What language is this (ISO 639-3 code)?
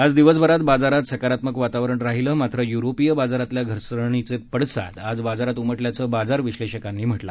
mar